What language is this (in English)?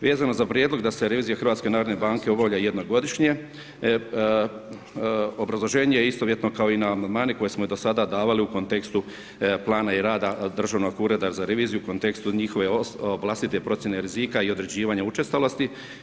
Croatian